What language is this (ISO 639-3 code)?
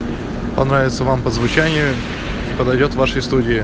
rus